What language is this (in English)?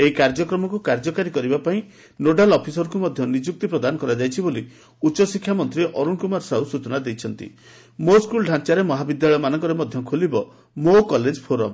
Odia